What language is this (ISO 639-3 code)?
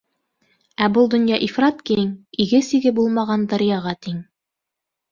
bak